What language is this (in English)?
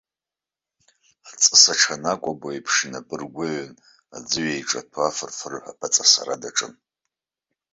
Abkhazian